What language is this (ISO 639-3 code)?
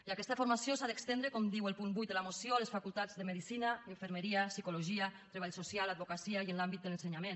cat